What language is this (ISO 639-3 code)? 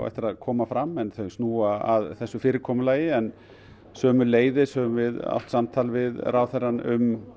isl